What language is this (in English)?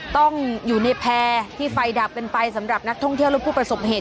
Thai